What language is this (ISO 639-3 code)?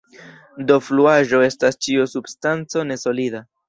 epo